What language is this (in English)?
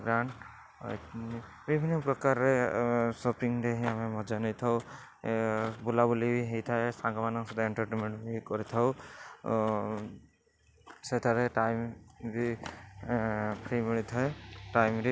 Odia